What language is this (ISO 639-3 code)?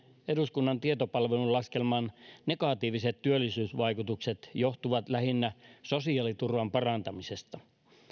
fin